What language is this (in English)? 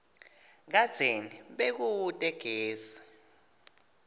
Swati